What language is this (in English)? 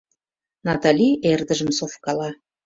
Mari